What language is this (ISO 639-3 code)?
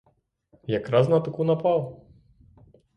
ukr